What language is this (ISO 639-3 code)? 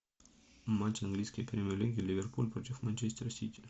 rus